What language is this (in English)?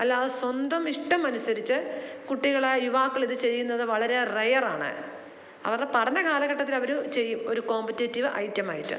Malayalam